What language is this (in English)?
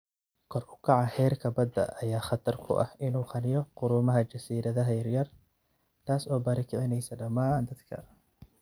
Somali